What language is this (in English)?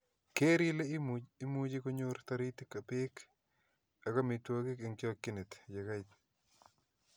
Kalenjin